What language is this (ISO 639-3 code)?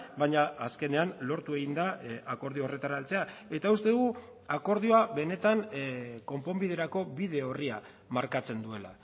eus